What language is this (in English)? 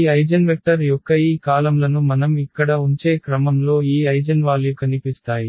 Telugu